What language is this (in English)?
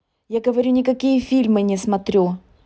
Russian